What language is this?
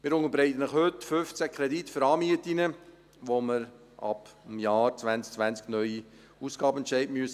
Swiss German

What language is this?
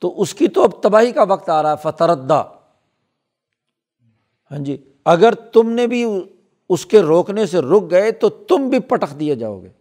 Urdu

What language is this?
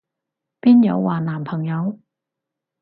Cantonese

